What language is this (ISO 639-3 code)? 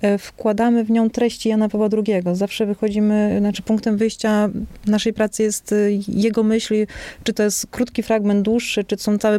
pol